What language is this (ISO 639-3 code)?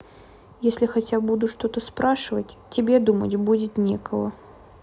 rus